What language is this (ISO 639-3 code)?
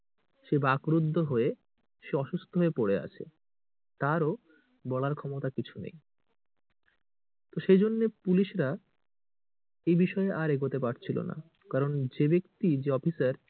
ben